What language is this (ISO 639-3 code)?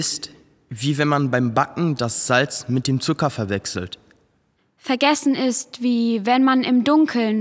deu